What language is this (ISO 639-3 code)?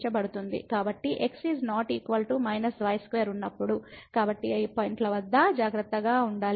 tel